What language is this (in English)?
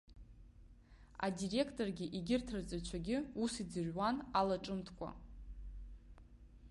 Abkhazian